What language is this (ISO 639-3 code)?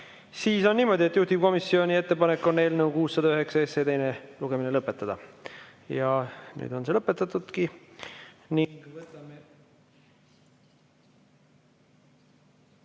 est